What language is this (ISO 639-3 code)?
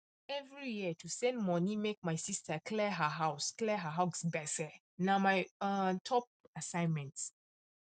pcm